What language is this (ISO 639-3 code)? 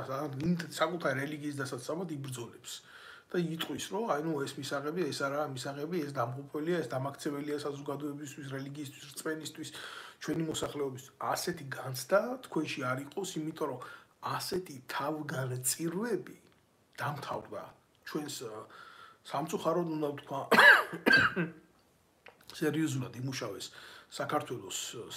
ron